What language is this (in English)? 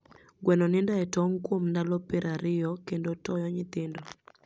Luo (Kenya and Tanzania)